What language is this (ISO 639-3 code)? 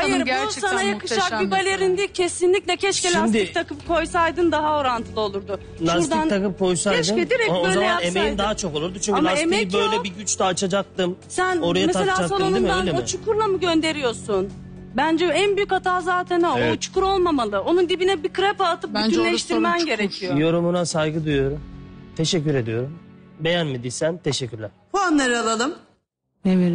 tur